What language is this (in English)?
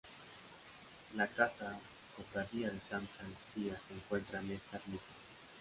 Spanish